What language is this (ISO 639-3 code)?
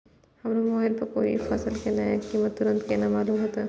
mai